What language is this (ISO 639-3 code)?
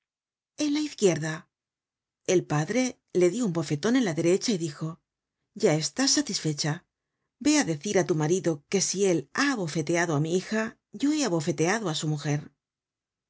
spa